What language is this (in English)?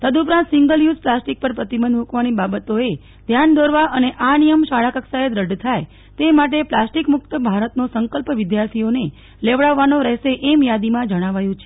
Gujarati